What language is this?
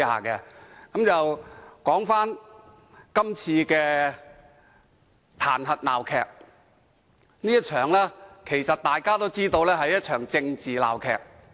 Cantonese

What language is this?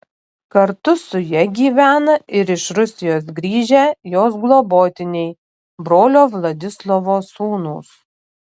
Lithuanian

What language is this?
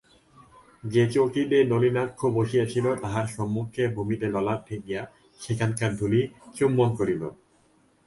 Bangla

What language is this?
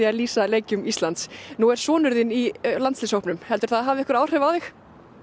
Icelandic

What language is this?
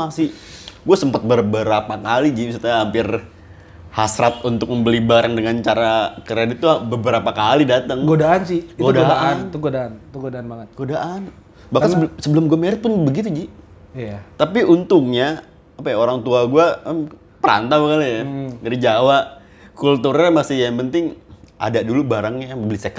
Indonesian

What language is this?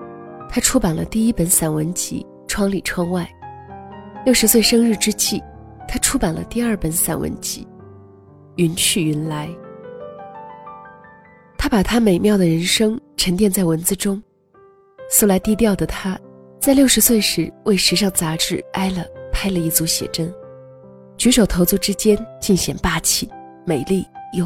Chinese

